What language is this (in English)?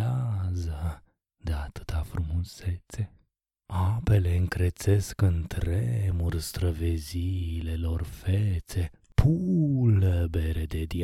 Romanian